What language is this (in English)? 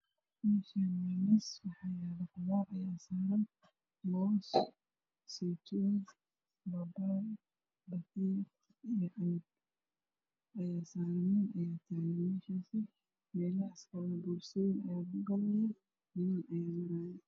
Somali